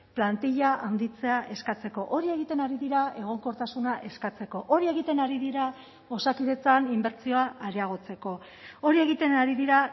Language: Basque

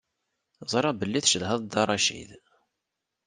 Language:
Kabyle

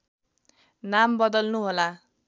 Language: Nepali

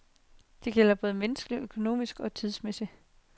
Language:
Danish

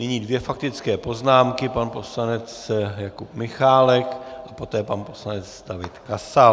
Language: Czech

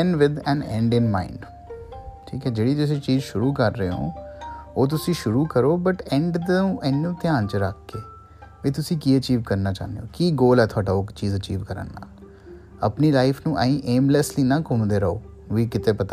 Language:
Punjabi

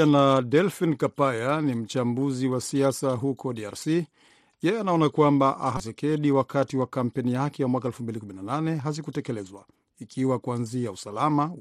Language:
Swahili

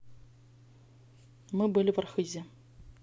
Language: Russian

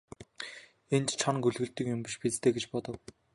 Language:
Mongolian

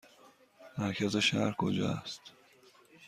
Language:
Persian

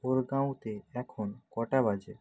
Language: Bangla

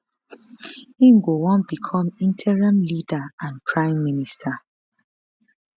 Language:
Nigerian Pidgin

